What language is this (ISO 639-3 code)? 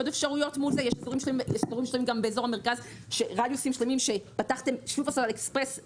heb